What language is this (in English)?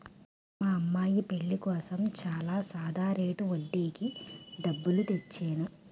Telugu